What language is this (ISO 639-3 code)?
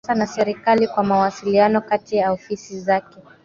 swa